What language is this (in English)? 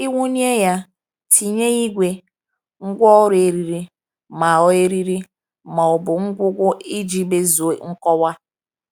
Igbo